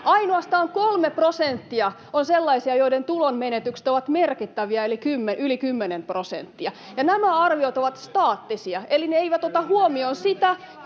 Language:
Finnish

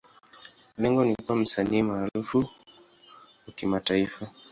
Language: Swahili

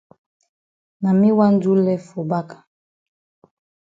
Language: Cameroon Pidgin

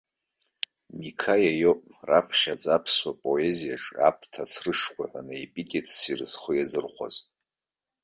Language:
Abkhazian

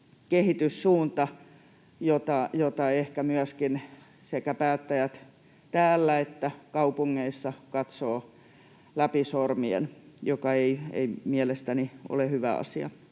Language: Finnish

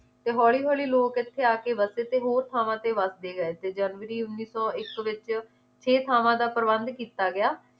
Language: Punjabi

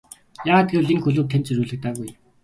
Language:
Mongolian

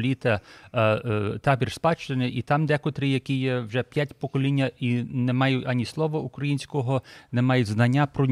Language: Ukrainian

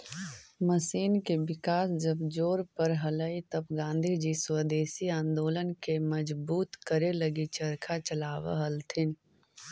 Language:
Magahi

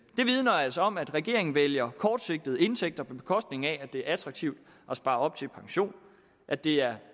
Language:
Danish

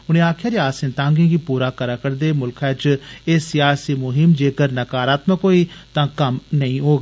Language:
Dogri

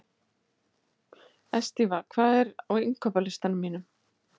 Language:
Icelandic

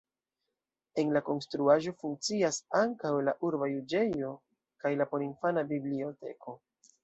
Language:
Esperanto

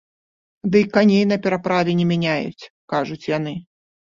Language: Belarusian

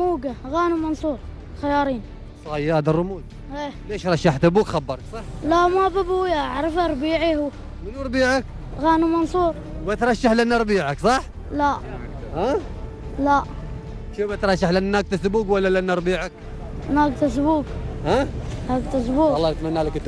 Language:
Arabic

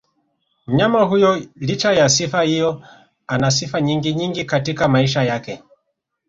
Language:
Swahili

